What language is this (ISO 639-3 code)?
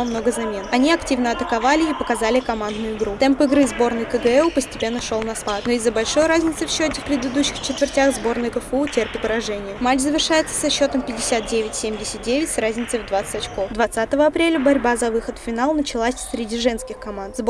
rus